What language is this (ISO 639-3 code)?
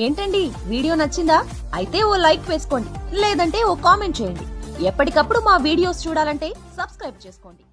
tel